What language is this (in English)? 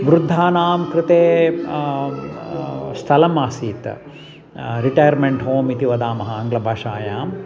Sanskrit